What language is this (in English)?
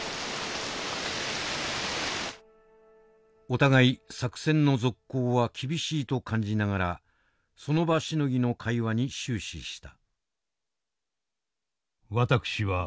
Japanese